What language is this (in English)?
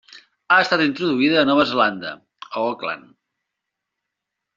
Catalan